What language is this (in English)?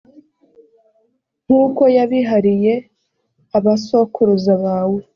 Kinyarwanda